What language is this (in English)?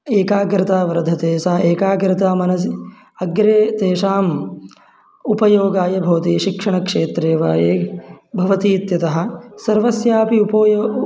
Sanskrit